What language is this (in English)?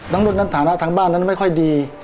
Thai